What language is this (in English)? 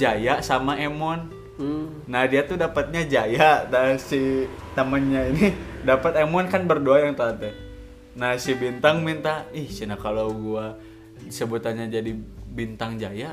Indonesian